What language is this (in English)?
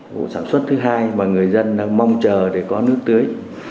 Vietnamese